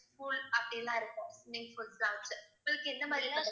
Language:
Tamil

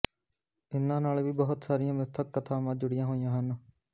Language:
Punjabi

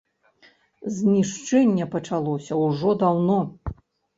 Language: Belarusian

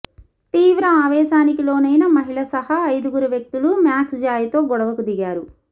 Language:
Telugu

